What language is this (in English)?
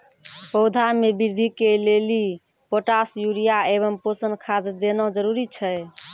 Maithili